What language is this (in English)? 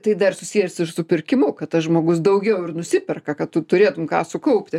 Lithuanian